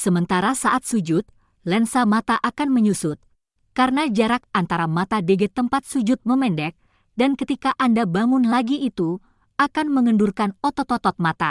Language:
Indonesian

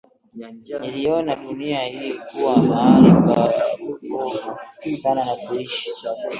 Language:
Swahili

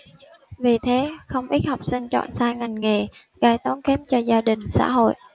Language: Vietnamese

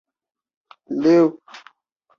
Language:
Chinese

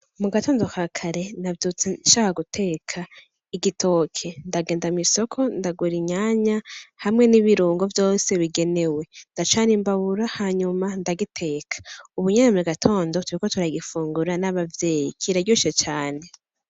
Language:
Rundi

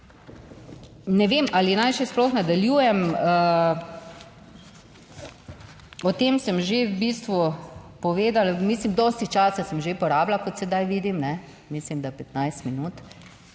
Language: Slovenian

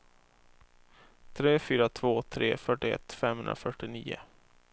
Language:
Swedish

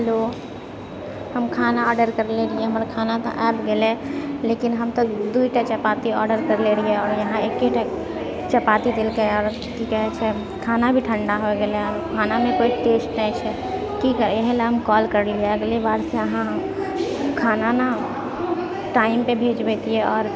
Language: Maithili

